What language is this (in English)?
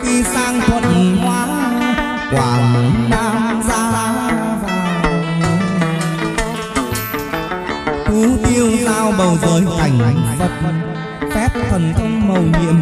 Indonesian